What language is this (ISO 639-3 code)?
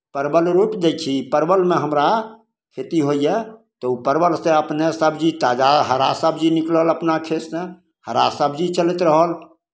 mai